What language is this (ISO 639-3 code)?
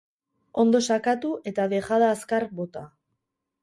eus